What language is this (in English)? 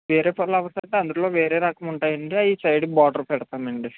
Telugu